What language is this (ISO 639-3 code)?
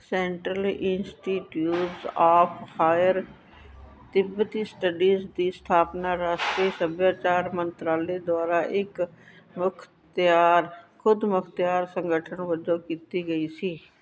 pan